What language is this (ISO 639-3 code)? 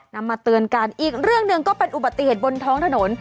tha